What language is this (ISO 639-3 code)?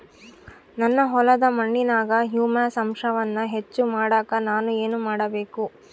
kan